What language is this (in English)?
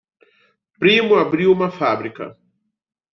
Portuguese